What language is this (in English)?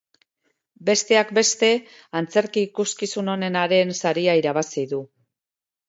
Basque